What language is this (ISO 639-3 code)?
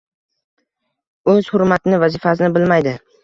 uzb